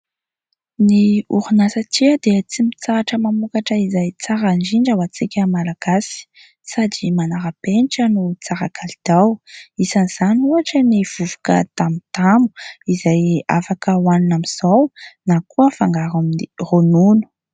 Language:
Malagasy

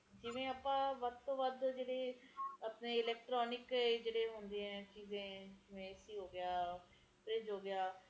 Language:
Punjabi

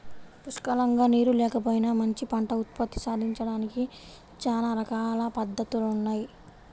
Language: Telugu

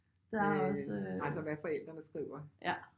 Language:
Danish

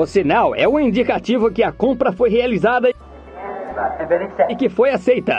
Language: Portuguese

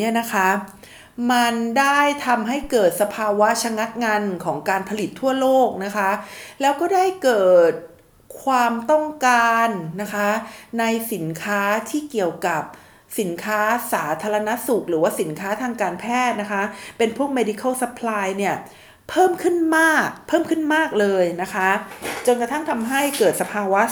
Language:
Thai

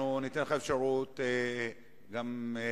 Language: Hebrew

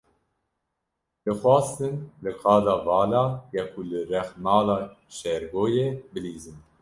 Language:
Kurdish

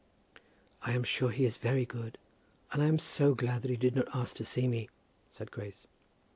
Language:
English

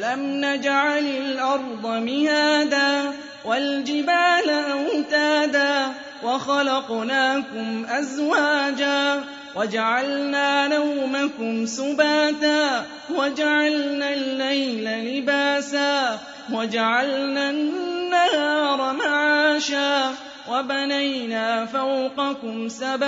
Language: Arabic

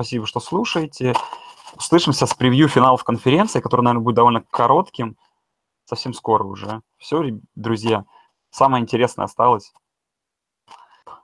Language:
Russian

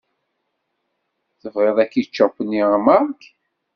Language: Kabyle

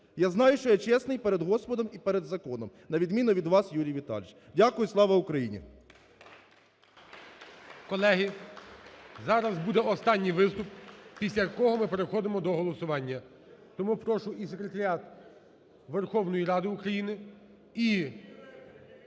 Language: Ukrainian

